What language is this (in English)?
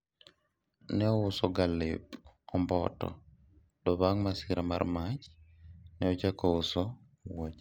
Luo (Kenya and Tanzania)